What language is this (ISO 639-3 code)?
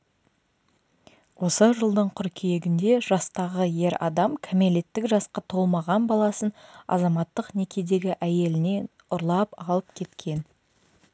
kaz